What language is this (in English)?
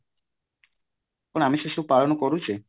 Odia